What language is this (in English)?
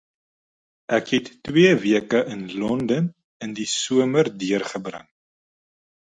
Afrikaans